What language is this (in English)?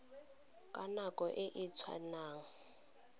Tswana